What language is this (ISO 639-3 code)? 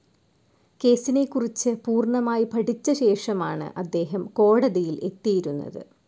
mal